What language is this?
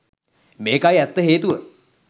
Sinhala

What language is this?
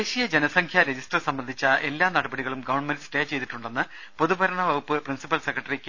Malayalam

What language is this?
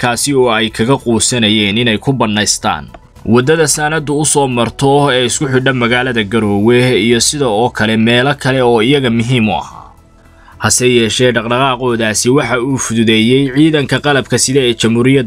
Arabic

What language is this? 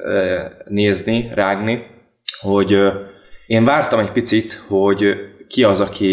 Hungarian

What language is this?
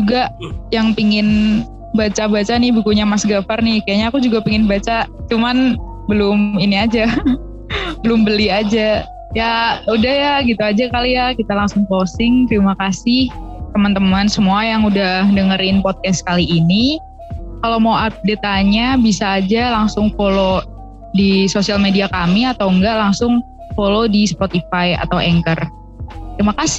Indonesian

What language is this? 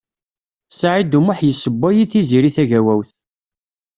Kabyle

